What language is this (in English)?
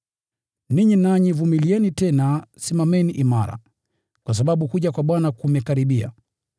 Swahili